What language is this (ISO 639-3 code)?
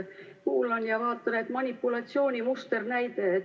est